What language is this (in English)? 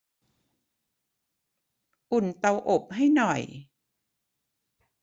Thai